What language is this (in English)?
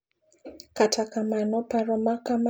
Luo (Kenya and Tanzania)